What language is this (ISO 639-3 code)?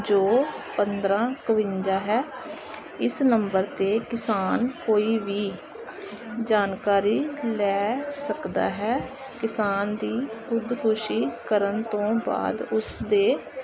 pan